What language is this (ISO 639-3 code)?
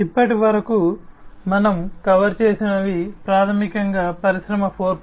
tel